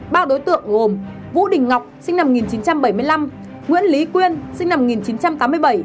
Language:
Vietnamese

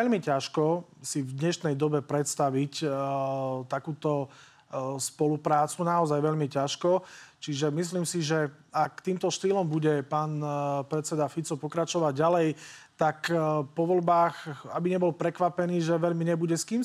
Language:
Slovak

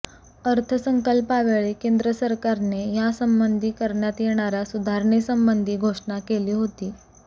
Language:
Marathi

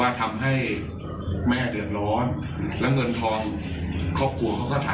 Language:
Thai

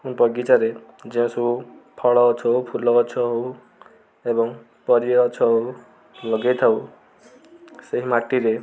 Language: Odia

